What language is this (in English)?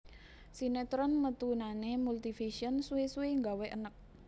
Javanese